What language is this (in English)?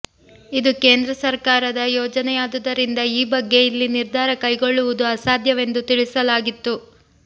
Kannada